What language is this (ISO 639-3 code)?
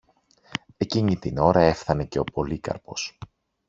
ell